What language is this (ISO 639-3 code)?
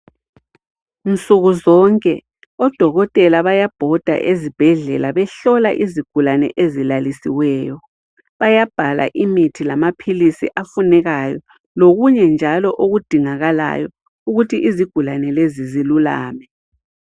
nde